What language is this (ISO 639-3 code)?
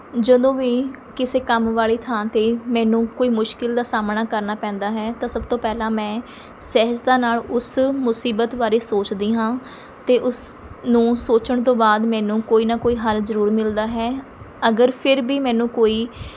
pan